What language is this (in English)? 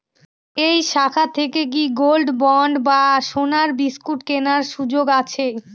Bangla